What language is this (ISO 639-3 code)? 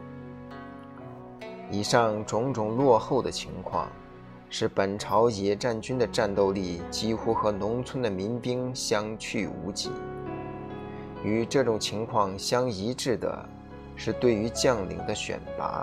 zho